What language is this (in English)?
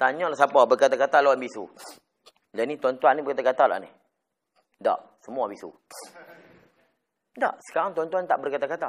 Malay